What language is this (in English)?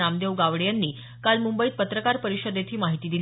Marathi